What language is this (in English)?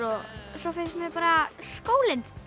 Icelandic